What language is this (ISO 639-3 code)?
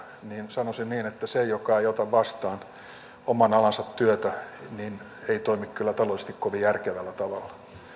fin